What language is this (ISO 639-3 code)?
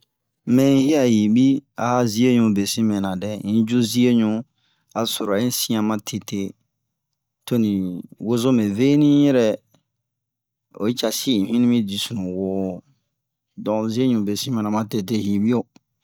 bmq